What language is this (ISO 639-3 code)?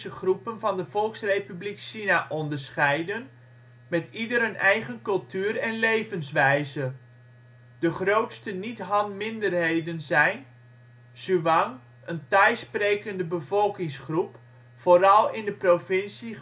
nld